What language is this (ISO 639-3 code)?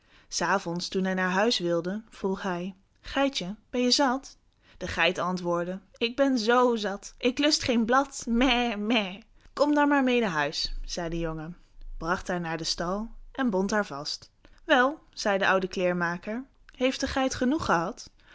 nld